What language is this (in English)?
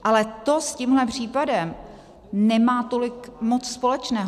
Czech